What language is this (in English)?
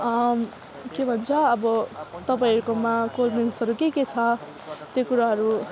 Nepali